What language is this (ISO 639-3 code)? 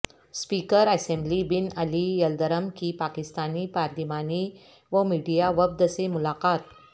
urd